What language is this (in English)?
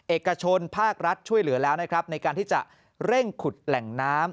Thai